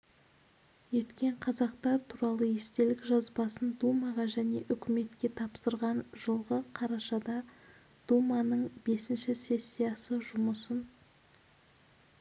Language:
Kazakh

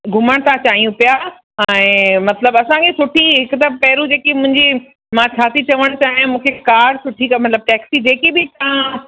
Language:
Sindhi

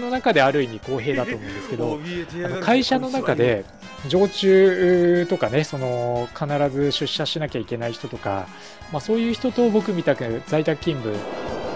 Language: Japanese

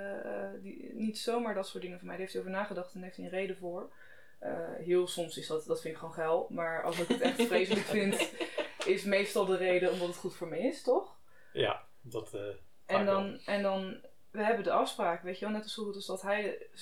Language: Dutch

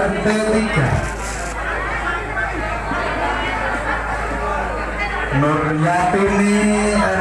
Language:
Indonesian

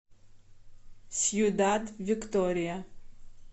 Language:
Russian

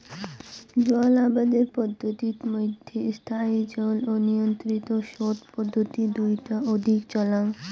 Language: Bangla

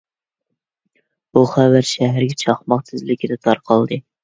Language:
Uyghur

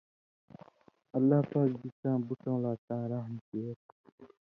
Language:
Indus Kohistani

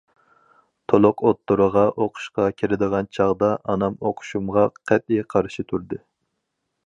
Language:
Uyghur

